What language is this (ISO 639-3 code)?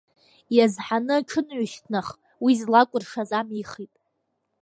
abk